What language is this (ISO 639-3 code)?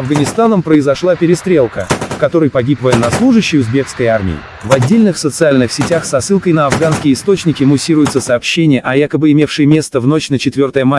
rus